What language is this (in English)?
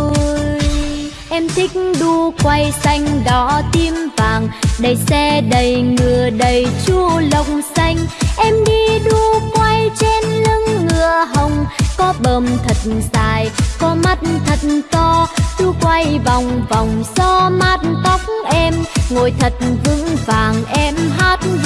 Vietnamese